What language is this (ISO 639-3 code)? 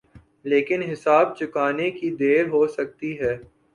urd